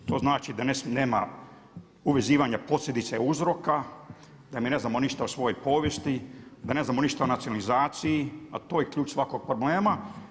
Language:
Croatian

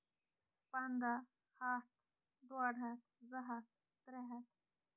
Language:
Kashmiri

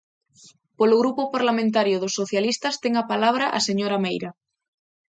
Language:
Galician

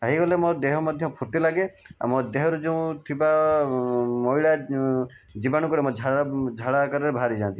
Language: Odia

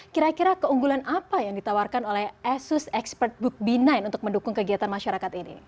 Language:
Indonesian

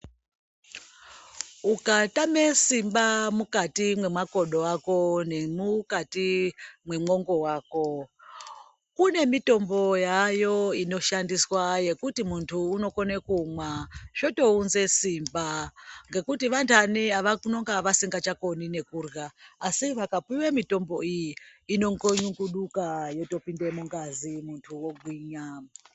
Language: Ndau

